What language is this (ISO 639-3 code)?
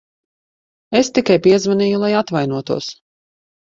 lav